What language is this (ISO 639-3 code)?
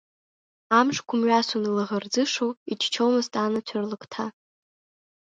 abk